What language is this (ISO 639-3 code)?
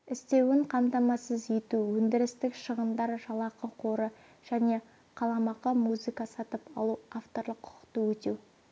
kaz